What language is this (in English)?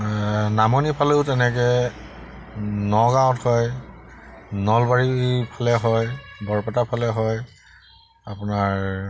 Assamese